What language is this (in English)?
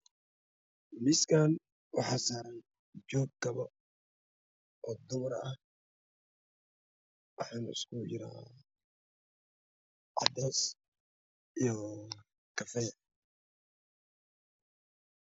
Somali